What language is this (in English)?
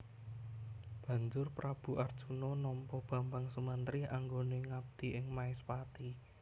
Javanese